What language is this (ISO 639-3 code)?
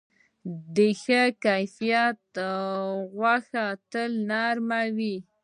pus